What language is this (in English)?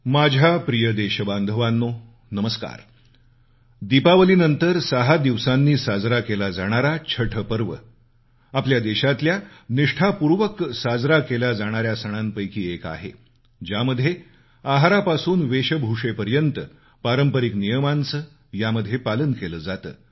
Marathi